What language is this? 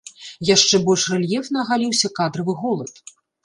Belarusian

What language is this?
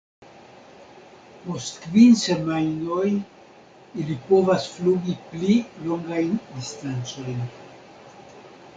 Esperanto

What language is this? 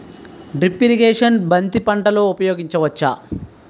Telugu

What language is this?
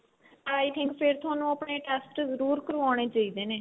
Punjabi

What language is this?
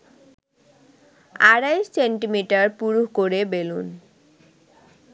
Bangla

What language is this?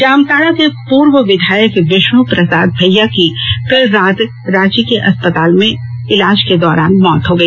Hindi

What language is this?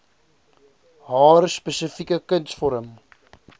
Afrikaans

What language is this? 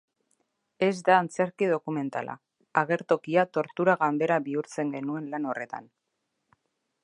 Basque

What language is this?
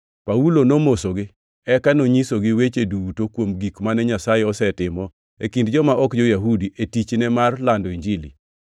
Luo (Kenya and Tanzania)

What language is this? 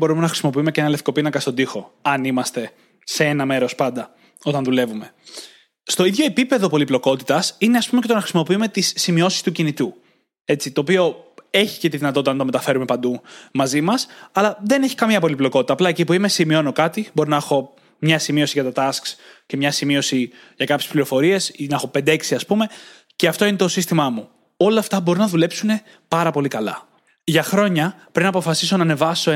Greek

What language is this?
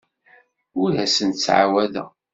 Kabyle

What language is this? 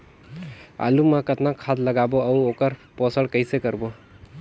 Chhattisgarhi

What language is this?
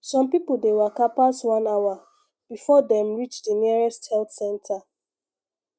Nigerian Pidgin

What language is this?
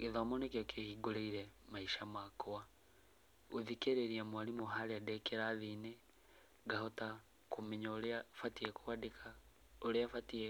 Kikuyu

